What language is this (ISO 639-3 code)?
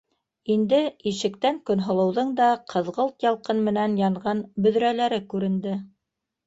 bak